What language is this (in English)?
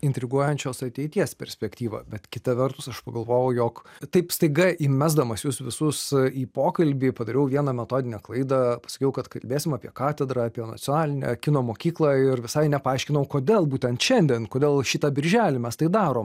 Lithuanian